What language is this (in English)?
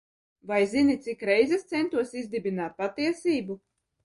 Latvian